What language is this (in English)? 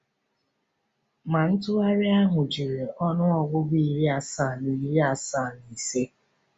Igbo